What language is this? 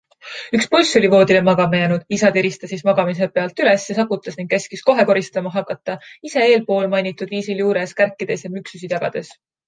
Estonian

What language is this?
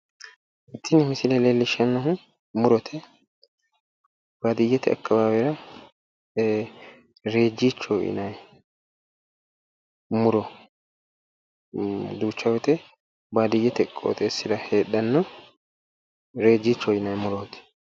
Sidamo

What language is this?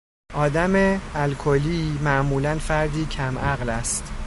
Persian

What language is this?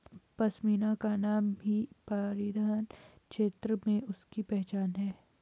Hindi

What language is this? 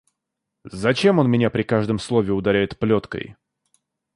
Russian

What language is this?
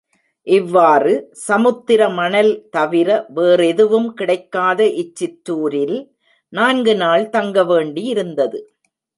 Tamil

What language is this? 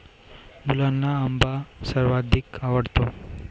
Marathi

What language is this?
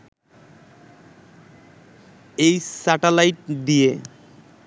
Bangla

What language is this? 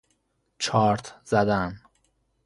Persian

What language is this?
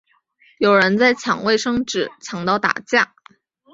Chinese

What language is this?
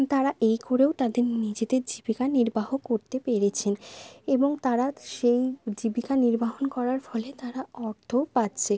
Bangla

